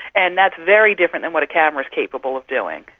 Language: English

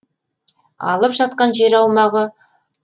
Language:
Kazakh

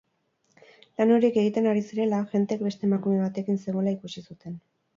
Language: Basque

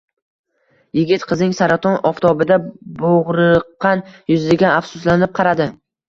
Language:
Uzbek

